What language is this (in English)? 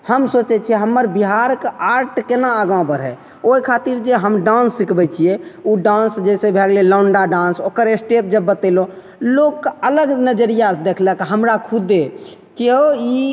Maithili